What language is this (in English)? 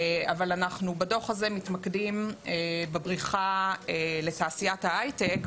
Hebrew